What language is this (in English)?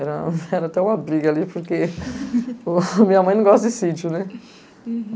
Portuguese